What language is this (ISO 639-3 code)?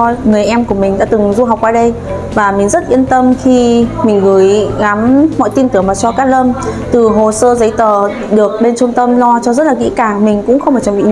vie